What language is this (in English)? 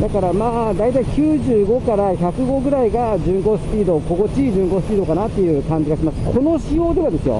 Japanese